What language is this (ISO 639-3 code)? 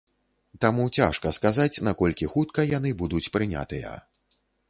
bel